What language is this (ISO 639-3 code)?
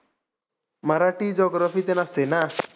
mar